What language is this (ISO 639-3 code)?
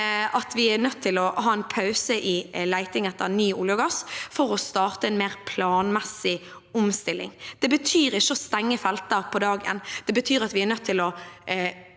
nor